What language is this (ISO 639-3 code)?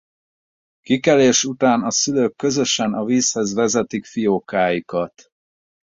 hun